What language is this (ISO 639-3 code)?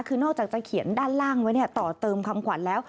tha